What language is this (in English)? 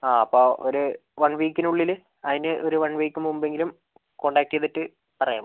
Malayalam